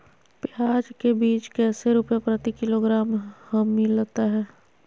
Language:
Magahi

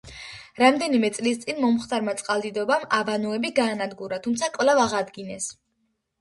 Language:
Georgian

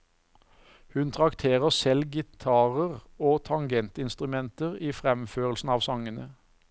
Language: Norwegian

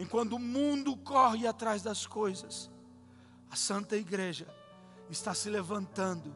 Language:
Portuguese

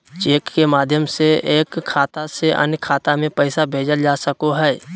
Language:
Magahi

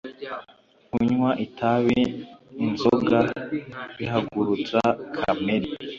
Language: Kinyarwanda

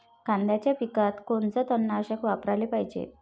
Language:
Marathi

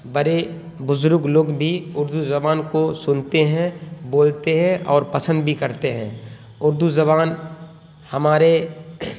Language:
Urdu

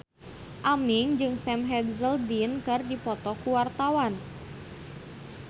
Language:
Sundanese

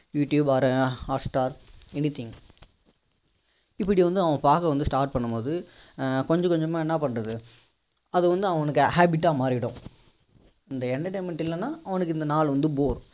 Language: Tamil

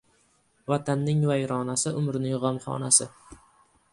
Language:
Uzbek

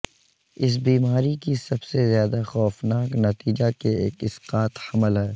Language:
Urdu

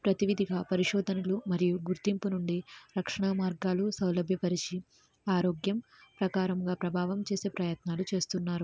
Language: Telugu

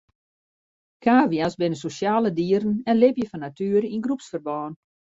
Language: Western Frisian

